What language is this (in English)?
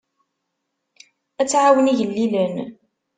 Kabyle